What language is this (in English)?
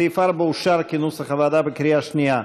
Hebrew